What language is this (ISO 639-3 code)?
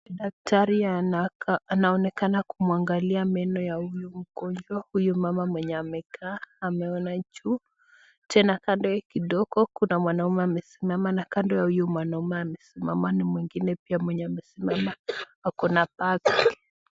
swa